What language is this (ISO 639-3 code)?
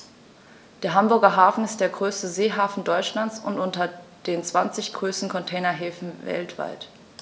deu